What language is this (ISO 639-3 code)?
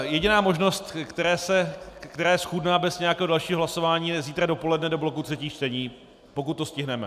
ces